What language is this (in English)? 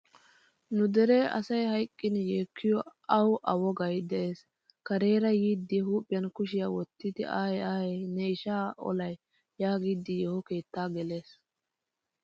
Wolaytta